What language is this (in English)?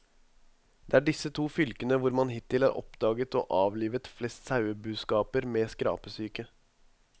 Norwegian